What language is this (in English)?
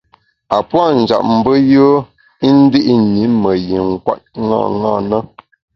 Bamun